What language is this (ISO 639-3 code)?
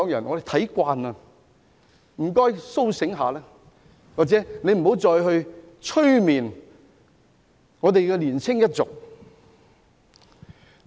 yue